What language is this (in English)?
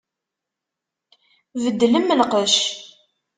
Kabyle